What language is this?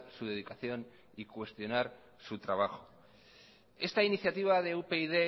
Spanish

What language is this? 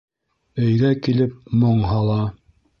Bashkir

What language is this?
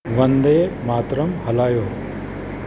Sindhi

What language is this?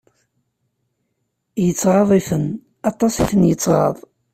Kabyle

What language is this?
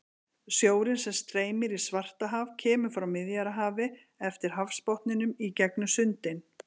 Icelandic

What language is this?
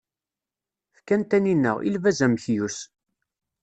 Kabyle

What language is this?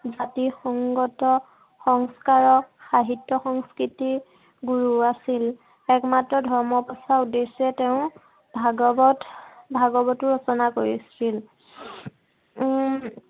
Assamese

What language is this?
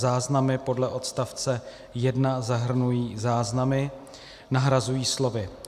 Czech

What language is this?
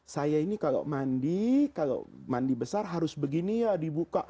Indonesian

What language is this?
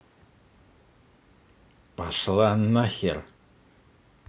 Russian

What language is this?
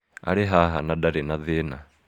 Kikuyu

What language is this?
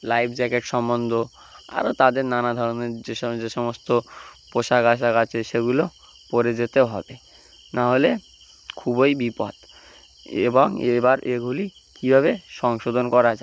Bangla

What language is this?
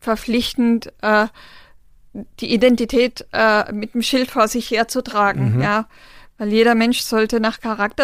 German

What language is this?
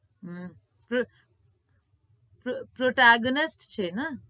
Gujarati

